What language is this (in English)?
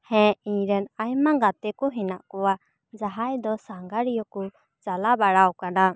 Santali